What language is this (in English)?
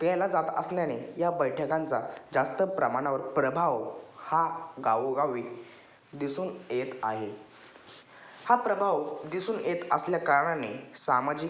Marathi